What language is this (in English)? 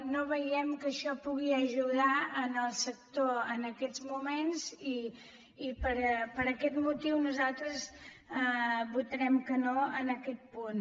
Catalan